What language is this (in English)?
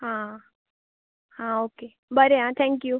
Konkani